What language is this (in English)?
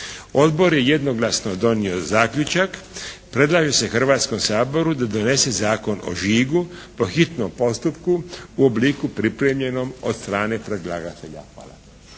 Croatian